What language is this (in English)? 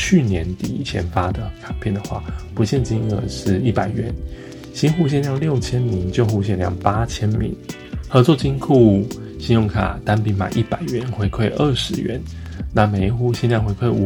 Chinese